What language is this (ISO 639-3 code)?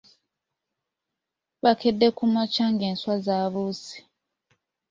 lug